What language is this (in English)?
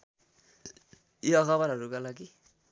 Nepali